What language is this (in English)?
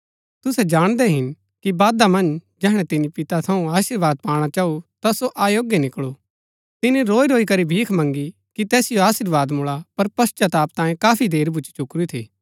Gaddi